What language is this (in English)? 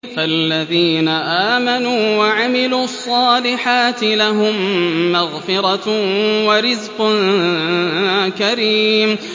Arabic